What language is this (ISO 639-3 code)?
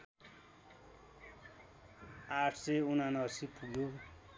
nep